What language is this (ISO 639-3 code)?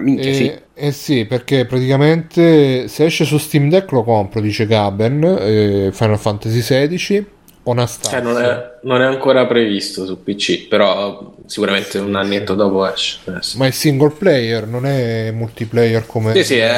ita